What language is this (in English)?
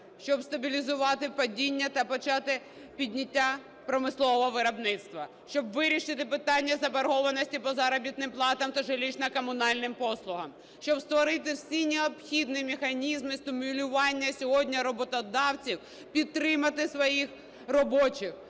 Ukrainian